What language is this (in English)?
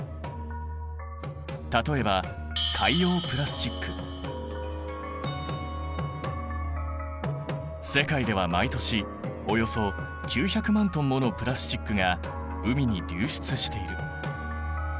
Japanese